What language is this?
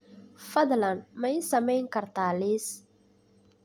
Somali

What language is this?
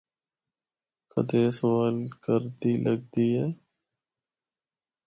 Northern Hindko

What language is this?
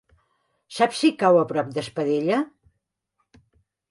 Catalan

